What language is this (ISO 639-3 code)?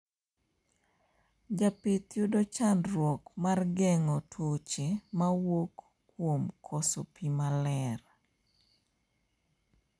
luo